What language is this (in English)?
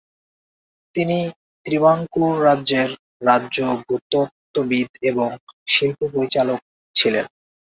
Bangla